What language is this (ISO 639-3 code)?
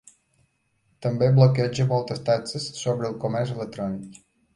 cat